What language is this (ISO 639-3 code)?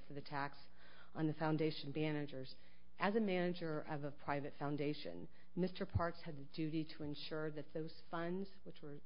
eng